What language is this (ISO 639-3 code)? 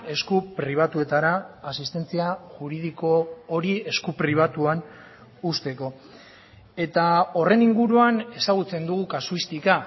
eus